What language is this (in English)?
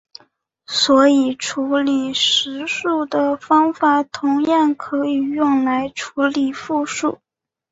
Chinese